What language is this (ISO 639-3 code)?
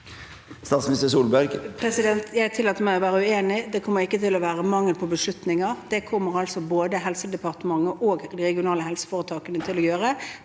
nor